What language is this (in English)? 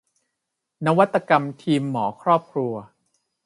Thai